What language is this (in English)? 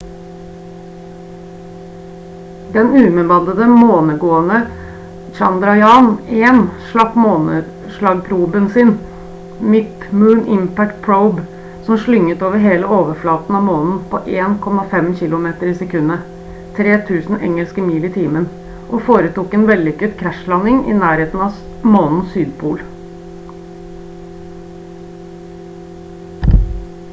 Norwegian Bokmål